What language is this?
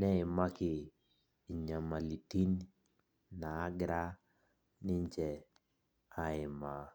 Masai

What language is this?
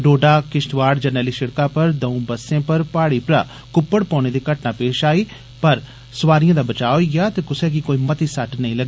Dogri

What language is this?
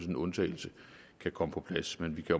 Danish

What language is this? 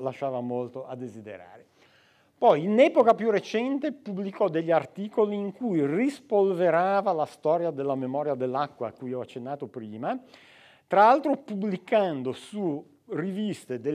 Italian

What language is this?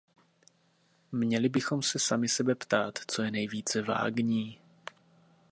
Czech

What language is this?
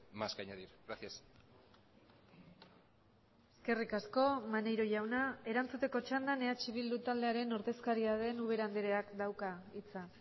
Basque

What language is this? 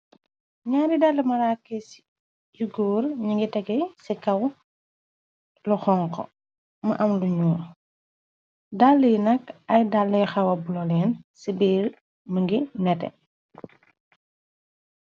Wolof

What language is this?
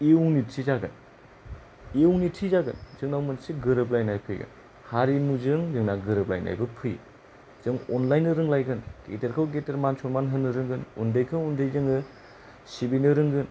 Bodo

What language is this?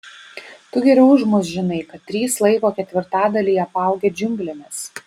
Lithuanian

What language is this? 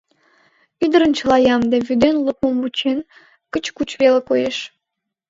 Mari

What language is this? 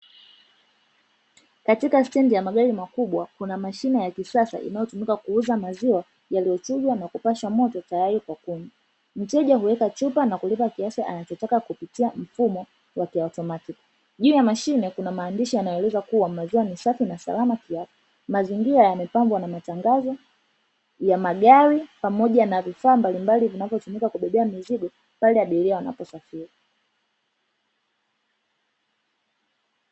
Swahili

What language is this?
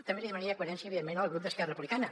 Catalan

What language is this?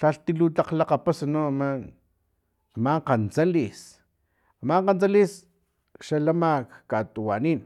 Filomena Mata-Coahuitlán Totonac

